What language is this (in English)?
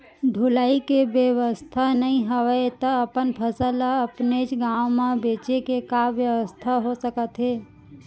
Chhattisgarhi